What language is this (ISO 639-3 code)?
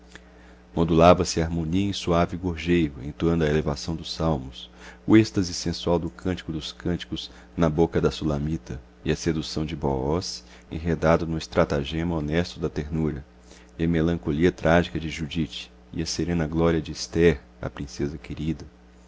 por